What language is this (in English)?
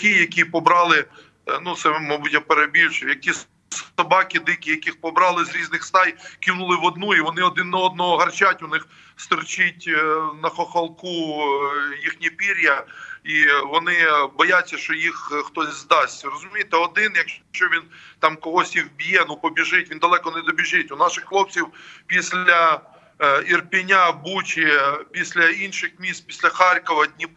Ukrainian